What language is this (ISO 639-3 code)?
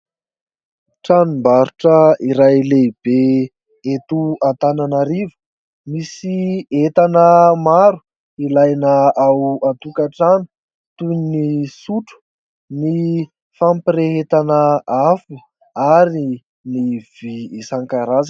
mlg